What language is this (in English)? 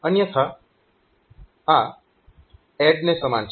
Gujarati